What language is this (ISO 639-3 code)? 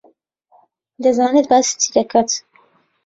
ckb